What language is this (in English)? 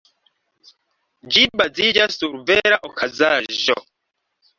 Esperanto